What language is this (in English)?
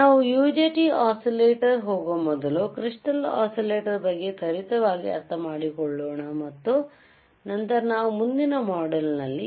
Kannada